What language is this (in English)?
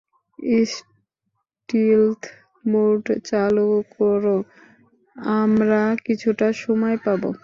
Bangla